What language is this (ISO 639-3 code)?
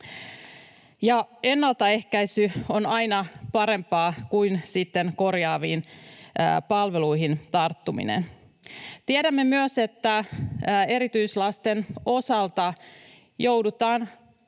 fin